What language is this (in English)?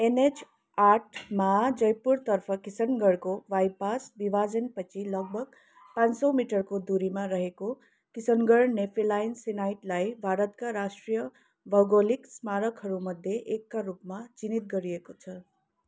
Nepali